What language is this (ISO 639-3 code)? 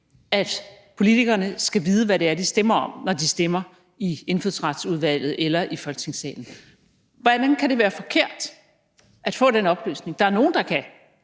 dan